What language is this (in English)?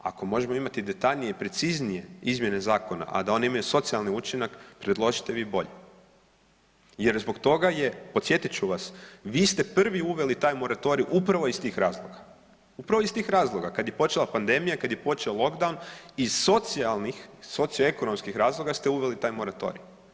Croatian